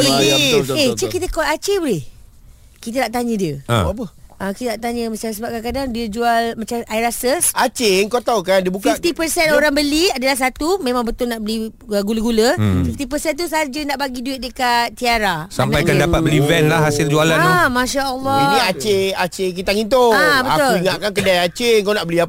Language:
Malay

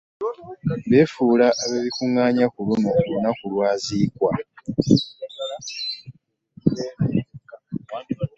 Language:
Ganda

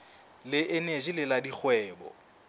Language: Southern Sotho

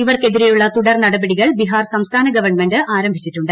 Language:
Malayalam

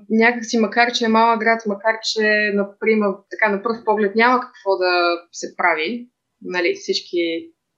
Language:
Bulgarian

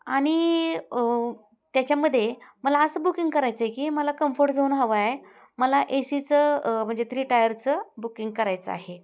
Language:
Marathi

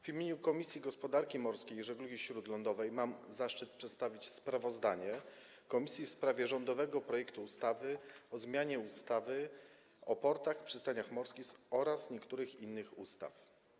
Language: Polish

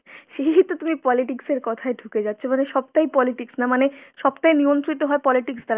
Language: Bangla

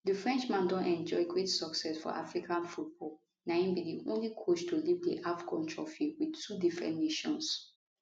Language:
Nigerian Pidgin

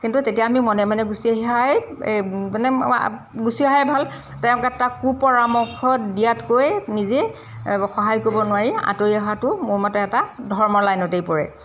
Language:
Assamese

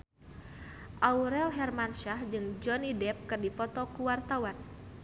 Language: Sundanese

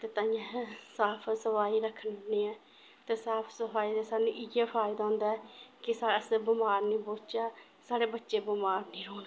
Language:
Dogri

